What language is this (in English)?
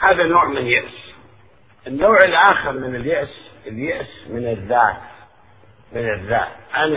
Arabic